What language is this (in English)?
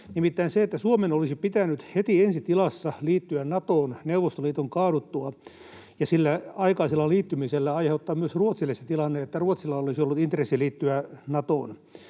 Finnish